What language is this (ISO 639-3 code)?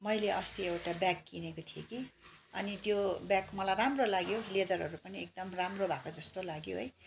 nep